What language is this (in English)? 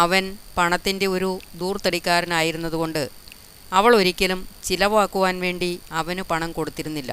Malayalam